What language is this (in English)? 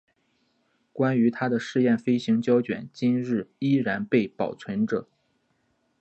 Chinese